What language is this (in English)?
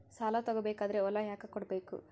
Kannada